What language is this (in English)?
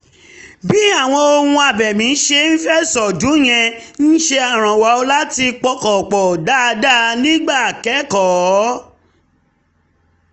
Yoruba